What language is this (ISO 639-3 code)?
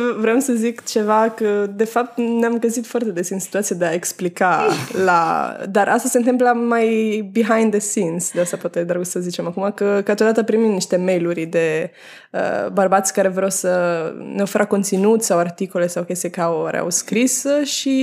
ron